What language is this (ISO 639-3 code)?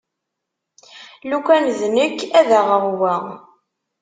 kab